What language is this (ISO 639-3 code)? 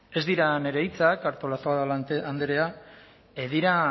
eus